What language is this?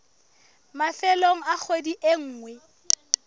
Southern Sotho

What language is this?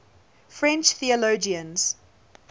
English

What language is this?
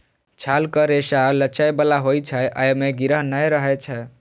Maithili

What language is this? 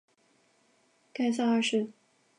Chinese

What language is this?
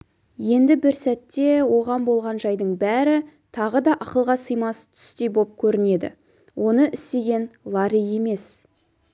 Kazakh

